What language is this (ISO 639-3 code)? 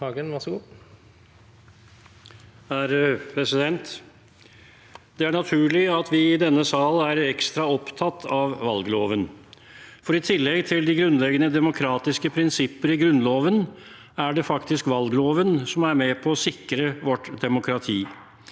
nor